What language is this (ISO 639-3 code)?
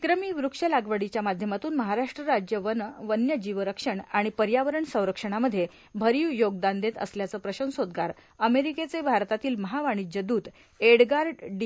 mar